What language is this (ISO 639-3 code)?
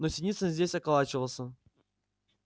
rus